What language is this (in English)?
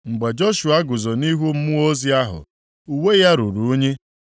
Igbo